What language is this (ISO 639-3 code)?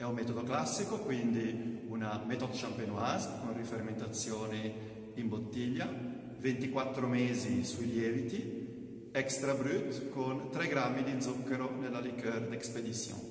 ita